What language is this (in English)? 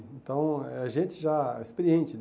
Portuguese